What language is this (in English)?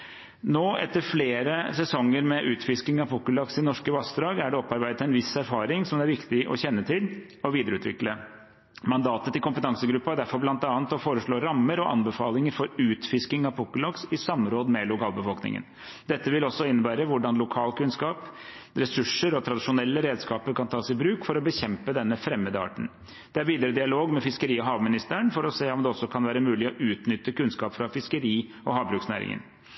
Norwegian Bokmål